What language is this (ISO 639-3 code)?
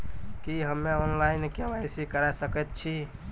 mai